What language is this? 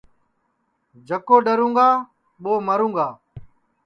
Sansi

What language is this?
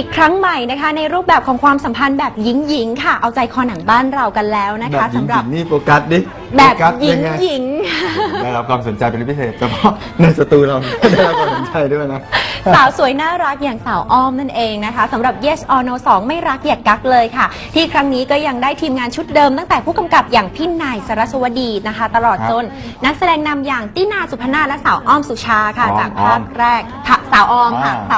Thai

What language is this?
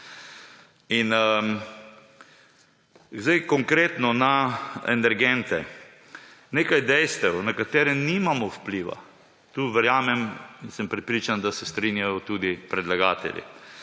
Slovenian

